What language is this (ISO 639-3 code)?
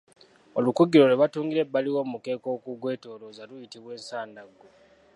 lug